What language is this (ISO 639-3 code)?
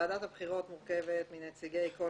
heb